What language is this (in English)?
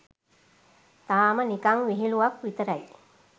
Sinhala